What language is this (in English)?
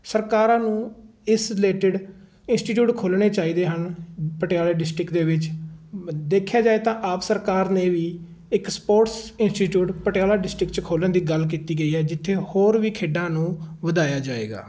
Punjabi